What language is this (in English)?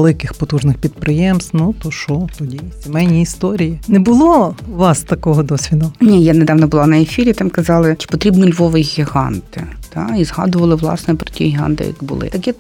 Ukrainian